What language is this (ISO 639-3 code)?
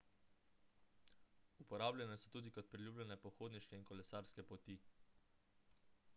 slv